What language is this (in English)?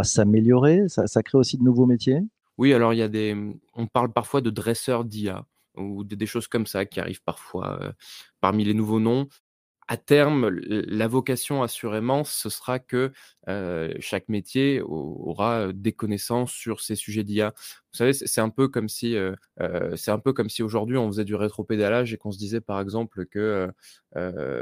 French